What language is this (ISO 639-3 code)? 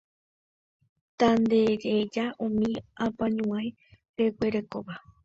grn